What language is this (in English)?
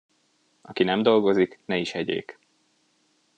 Hungarian